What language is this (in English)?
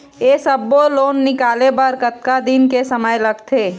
Chhattisgarhi